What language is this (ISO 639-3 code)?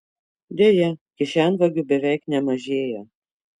lit